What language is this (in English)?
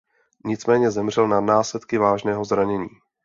Czech